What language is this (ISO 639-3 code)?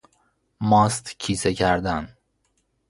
fas